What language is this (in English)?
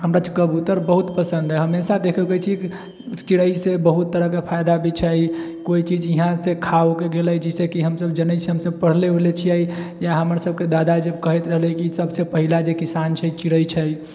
Maithili